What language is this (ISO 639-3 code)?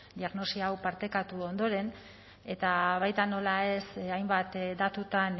eus